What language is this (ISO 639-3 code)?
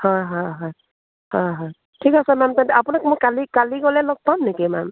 asm